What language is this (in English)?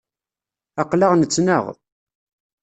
Kabyle